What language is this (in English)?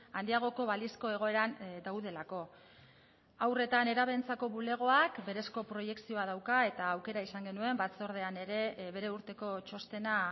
Basque